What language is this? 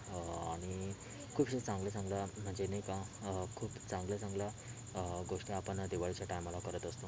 Marathi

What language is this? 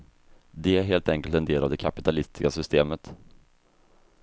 Swedish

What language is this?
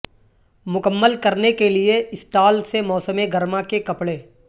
Urdu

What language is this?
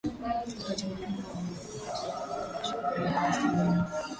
Swahili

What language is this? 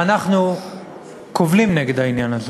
Hebrew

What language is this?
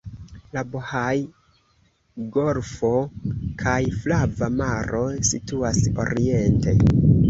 Esperanto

